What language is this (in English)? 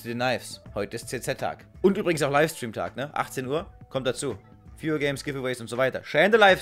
German